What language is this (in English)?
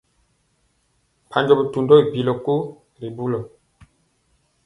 Mpiemo